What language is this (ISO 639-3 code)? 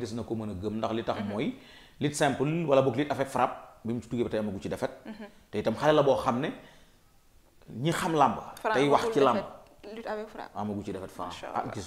fra